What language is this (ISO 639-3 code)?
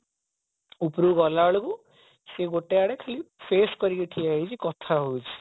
ori